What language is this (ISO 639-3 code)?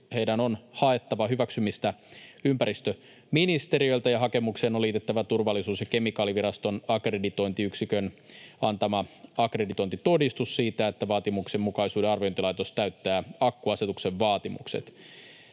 fin